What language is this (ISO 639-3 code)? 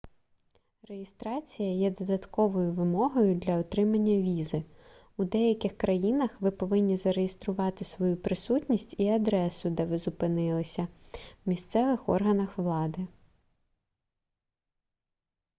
ukr